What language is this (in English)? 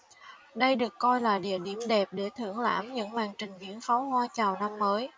Vietnamese